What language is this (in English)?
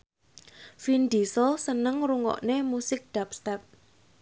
Javanese